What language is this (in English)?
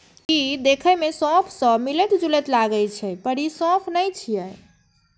Maithili